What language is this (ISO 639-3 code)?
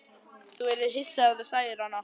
isl